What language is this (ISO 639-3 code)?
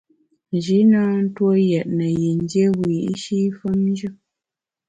bax